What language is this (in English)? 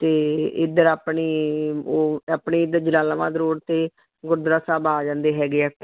Punjabi